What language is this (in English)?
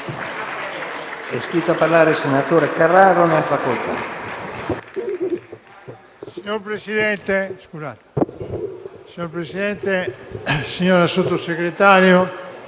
Italian